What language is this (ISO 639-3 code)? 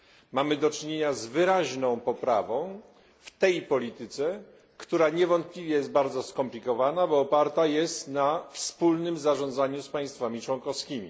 pol